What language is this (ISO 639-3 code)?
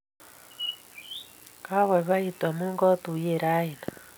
kln